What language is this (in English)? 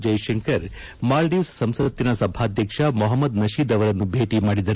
Kannada